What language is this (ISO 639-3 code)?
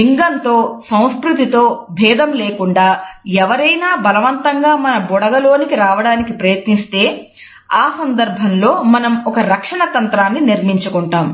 tel